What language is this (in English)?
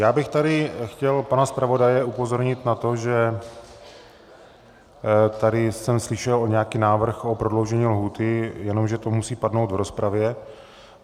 Czech